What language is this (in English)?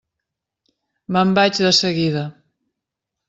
Catalan